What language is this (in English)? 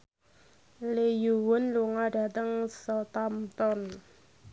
Javanese